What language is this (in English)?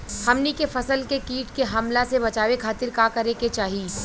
Bhojpuri